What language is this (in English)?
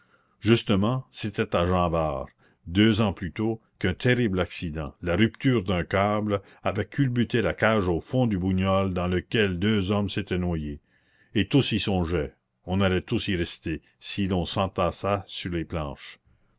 French